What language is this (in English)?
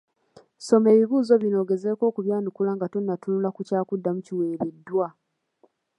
Ganda